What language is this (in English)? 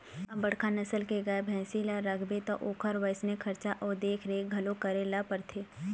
Chhattisgarhi